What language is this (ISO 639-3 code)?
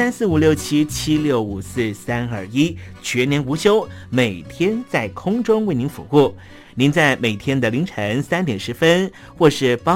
zho